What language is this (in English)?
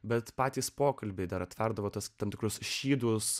Lithuanian